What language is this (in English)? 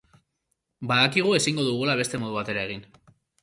Basque